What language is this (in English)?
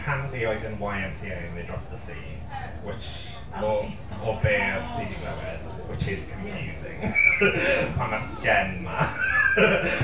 Welsh